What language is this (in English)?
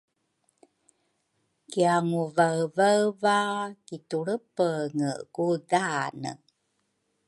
Rukai